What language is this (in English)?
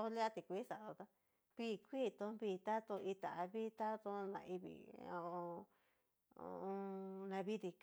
Cacaloxtepec Mixtec